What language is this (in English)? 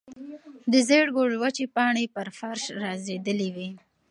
Pashto